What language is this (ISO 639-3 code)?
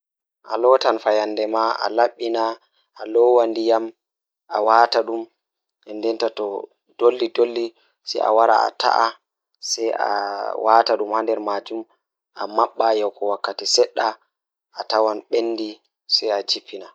ful